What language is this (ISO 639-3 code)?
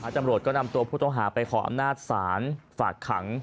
tha